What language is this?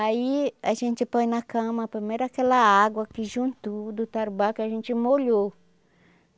Portuguese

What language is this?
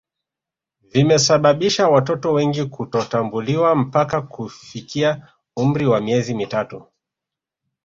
Swahili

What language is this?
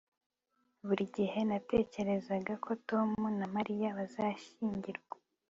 Kinyarwanda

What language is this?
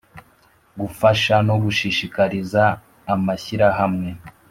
Kinyarwanda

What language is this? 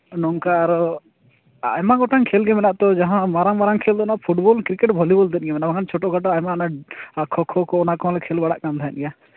Santali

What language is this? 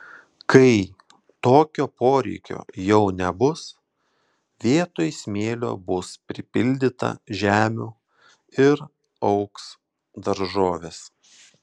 Lithuanian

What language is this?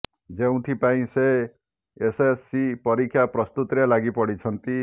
Odia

